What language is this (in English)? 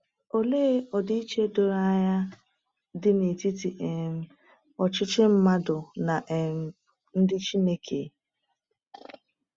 Igbo